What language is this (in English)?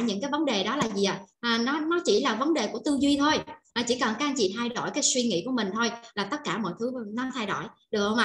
Vietnamese